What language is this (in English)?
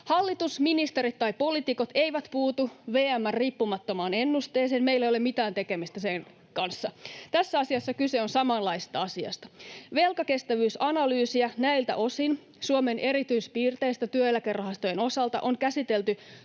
Finnish